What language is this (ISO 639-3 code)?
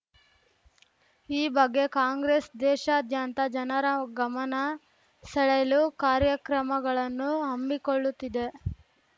kan